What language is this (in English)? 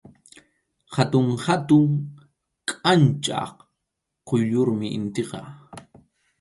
Arequipa-La Unión Quechua